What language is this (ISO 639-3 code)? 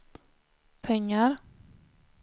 swe